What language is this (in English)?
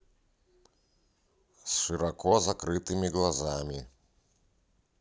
Russian